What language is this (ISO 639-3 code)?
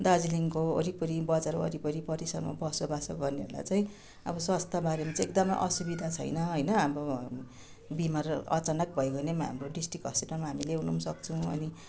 nep